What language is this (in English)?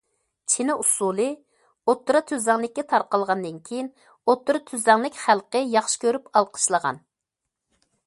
Uyghur